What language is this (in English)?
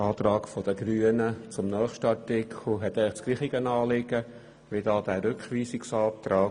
Swiss German